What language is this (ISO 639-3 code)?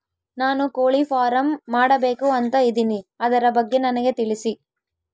kan